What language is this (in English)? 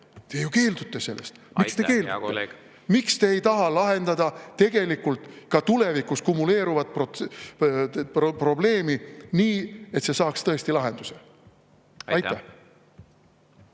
Estonian